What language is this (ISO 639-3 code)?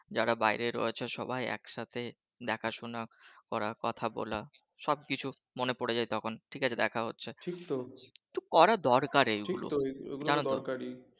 ben